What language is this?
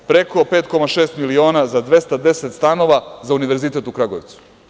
Serbian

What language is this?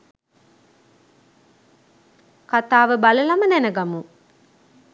Sinhala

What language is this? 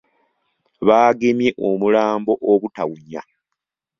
Ganda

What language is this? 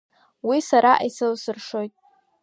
Abkhazian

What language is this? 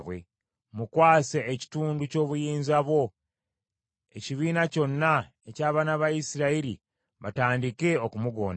Ganda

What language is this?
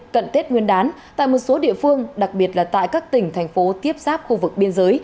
Vietnamese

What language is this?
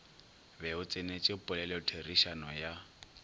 Northern Sotho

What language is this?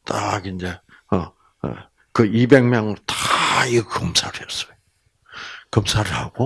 Korean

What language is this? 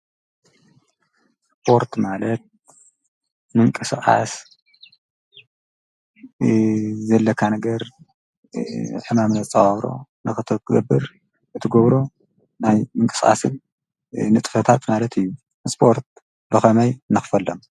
Tigrinya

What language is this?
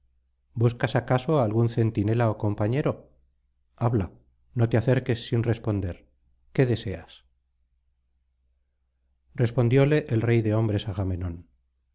Spanish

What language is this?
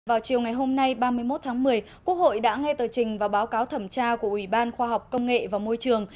Vietnamese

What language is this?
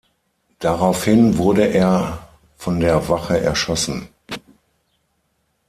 German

